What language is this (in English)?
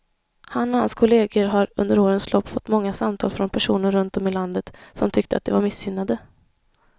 Swedish